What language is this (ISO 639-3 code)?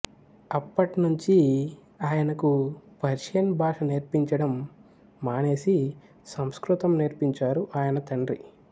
tel